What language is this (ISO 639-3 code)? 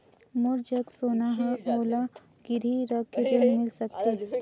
hne